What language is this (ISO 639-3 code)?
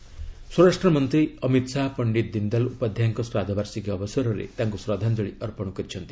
ori